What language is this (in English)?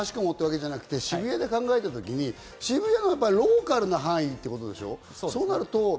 Japanese